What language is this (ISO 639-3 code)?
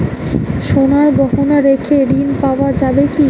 ben